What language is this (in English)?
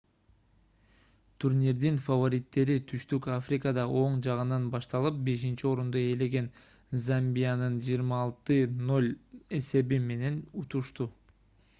Kyrgyz